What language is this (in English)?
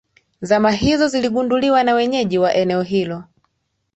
Swahili